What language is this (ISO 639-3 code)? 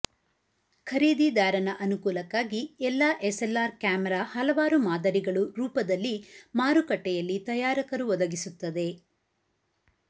kan